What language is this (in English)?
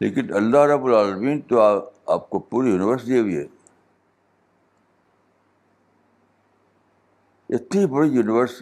Urdu